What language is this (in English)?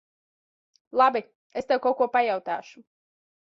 Latvian